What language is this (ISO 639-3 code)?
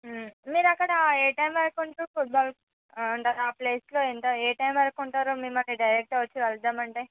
tel